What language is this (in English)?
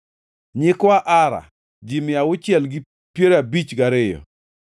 Luo (Kenya and Tanzania)